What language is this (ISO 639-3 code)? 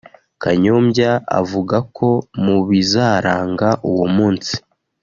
kin